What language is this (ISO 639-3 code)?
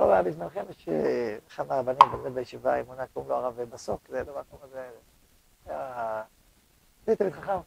heb